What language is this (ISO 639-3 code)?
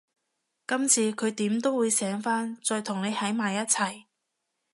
yue